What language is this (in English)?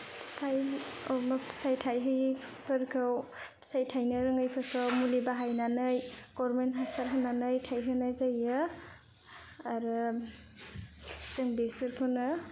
Bodo